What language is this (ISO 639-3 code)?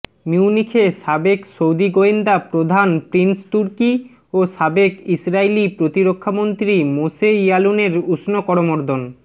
ben